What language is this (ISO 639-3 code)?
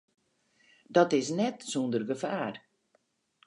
fry